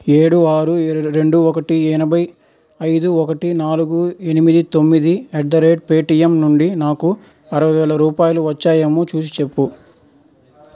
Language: Telugu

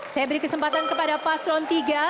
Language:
Indonesian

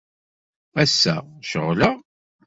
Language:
Kabyle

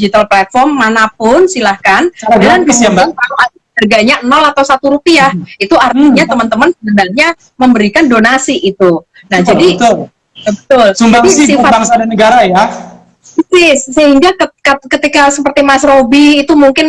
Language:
Indonesian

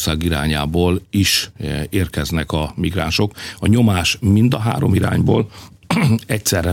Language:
Hungarian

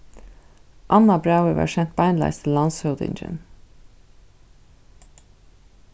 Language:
Faroese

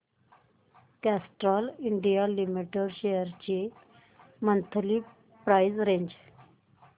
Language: Marathi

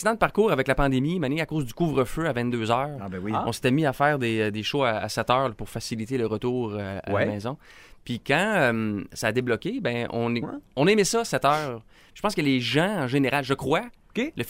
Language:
French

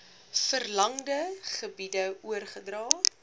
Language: Afrikaans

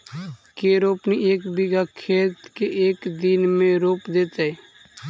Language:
Magahi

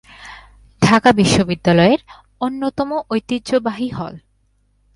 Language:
Bangla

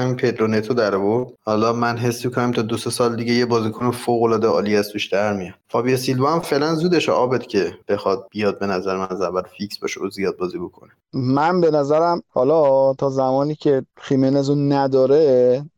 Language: Persian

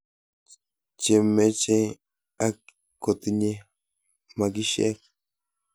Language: Kalenjin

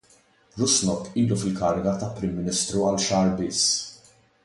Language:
Maltese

